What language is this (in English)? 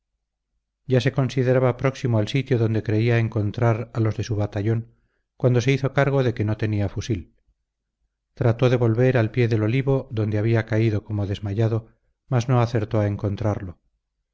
Spanish